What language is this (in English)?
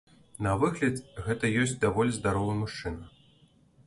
Belarusian